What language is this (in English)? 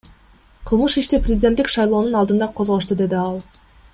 Kyrgyz